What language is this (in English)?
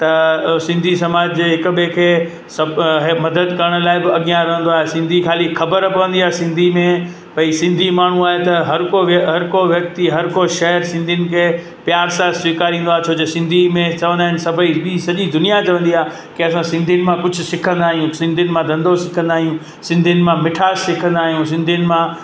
Sindhi